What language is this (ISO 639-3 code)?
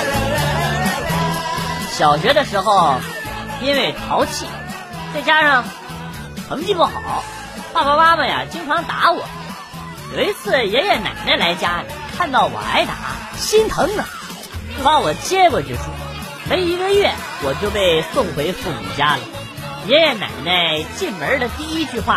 zho